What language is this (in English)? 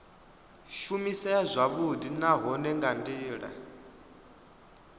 Venda